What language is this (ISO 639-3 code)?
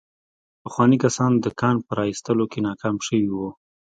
pus